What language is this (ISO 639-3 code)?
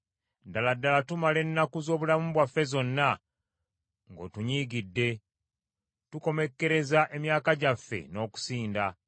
lug